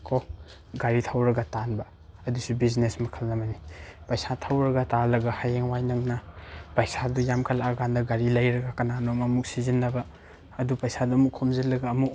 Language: Manipuri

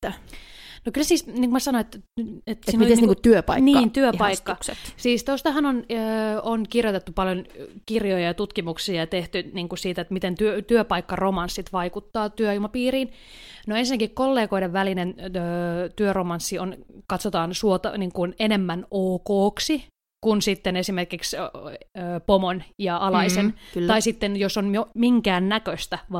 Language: Finnish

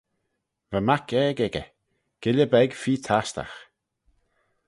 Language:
Manx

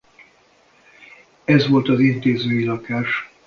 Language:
Hungarian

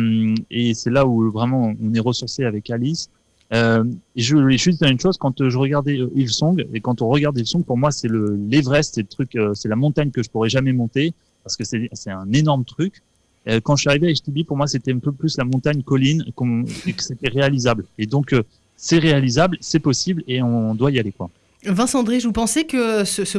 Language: French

